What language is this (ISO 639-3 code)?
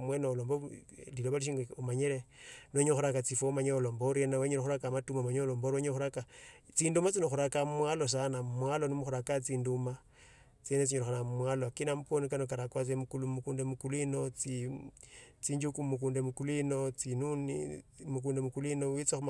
lto